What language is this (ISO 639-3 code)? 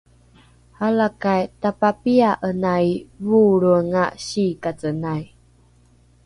dru